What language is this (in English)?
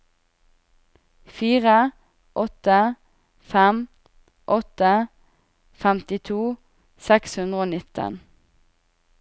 Norwegian